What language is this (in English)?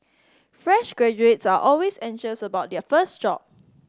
English